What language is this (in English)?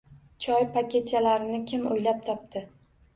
Uzbek